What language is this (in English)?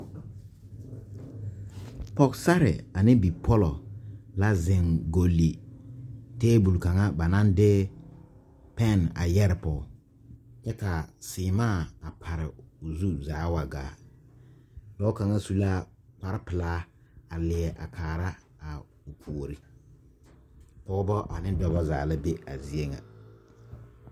Southern Dagaare